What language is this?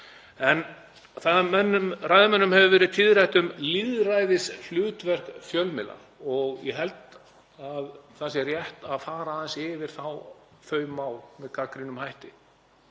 Icelandic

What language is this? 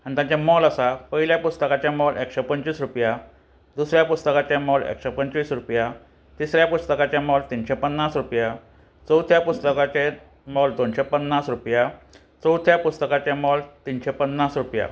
Konkani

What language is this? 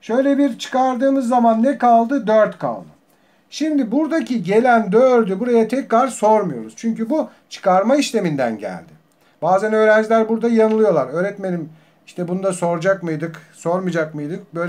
Turkish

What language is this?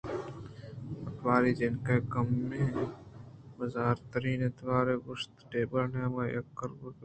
Eastern Balochi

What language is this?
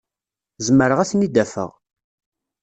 Kabyle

